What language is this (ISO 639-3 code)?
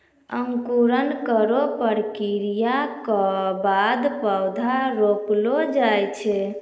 mai